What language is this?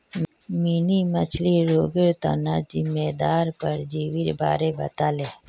Magahi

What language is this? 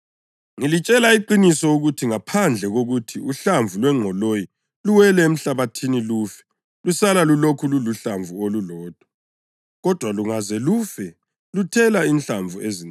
North Ndebele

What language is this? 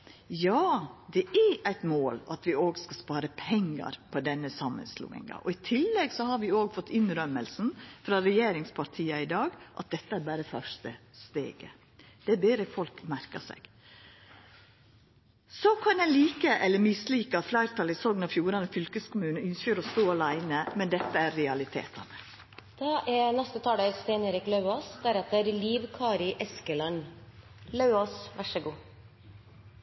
Norwegian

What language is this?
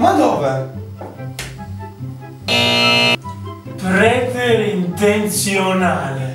Italian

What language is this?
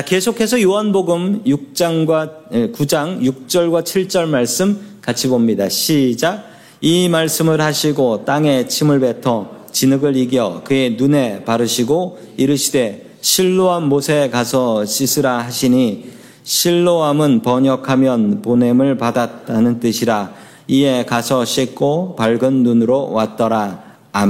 Korean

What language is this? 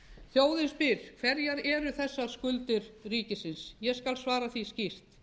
Icelandic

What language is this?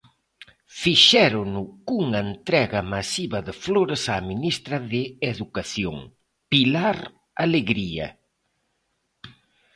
Galician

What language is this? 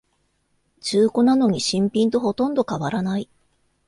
Japanese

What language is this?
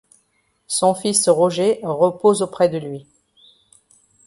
French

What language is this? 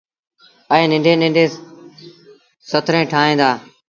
Sindhi Bhil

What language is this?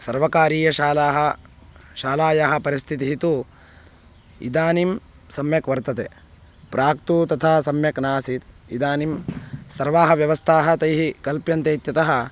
Sanskrit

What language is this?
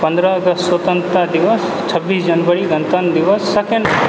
Maithili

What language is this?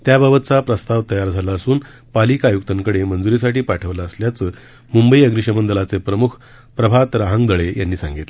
Marathi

